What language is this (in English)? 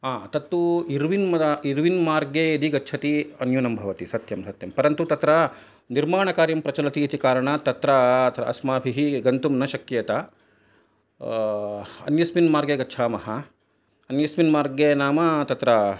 Sanskrit